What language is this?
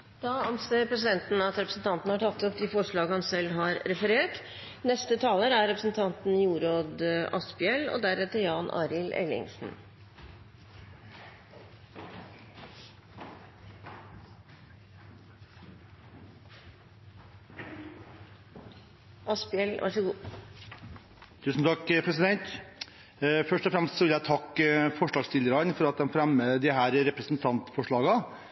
Norwegian Bokmål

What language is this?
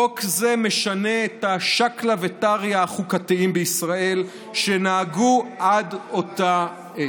Hebrew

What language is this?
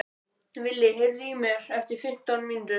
Icelandic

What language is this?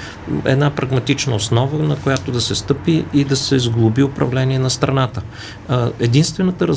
Bulgarian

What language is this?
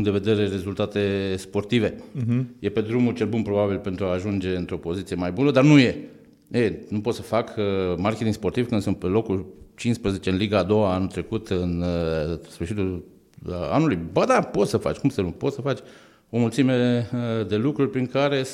Romanian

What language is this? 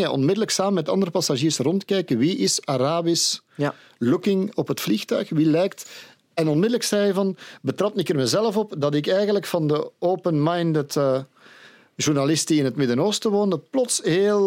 Dutch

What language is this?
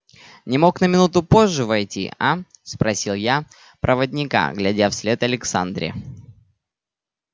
Russian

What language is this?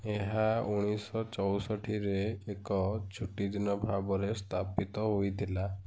Odia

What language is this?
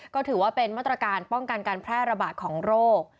Thai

